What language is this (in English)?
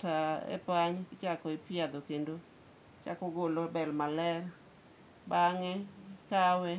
Luo (Kenya and Tanzania)